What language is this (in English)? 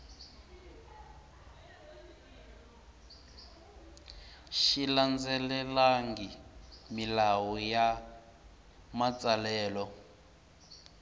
Tsonga